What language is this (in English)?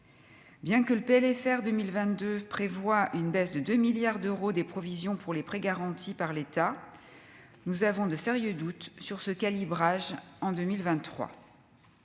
French